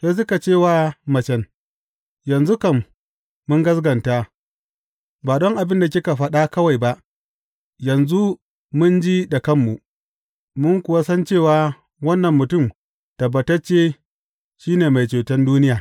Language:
Hausa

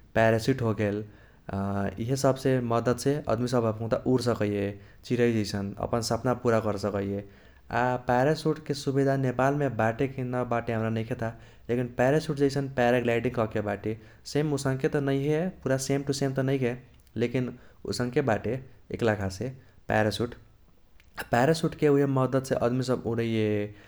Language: Kochila Tharu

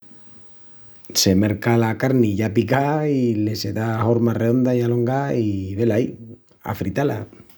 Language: Extremaduran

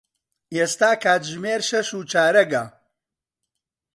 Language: Central Kurdish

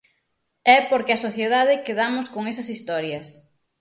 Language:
Galician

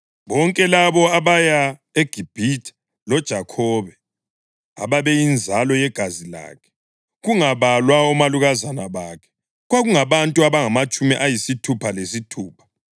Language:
North Ndebele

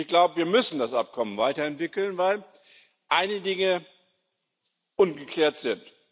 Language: German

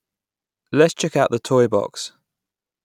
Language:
English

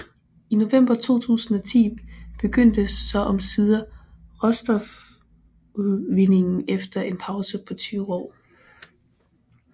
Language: Danish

